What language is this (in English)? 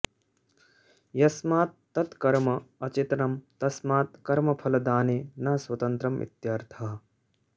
Sanskrit